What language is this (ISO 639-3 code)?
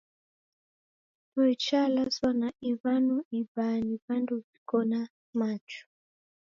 dav